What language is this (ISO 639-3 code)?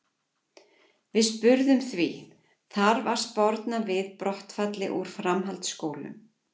isl